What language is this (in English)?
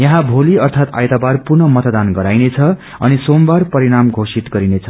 Nepali